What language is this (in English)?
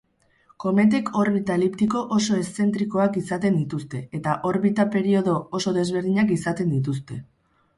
Basque